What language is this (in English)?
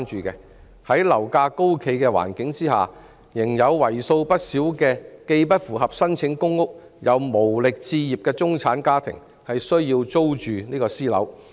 Cantonese